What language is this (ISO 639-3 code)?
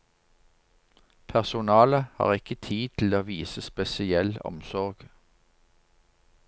nor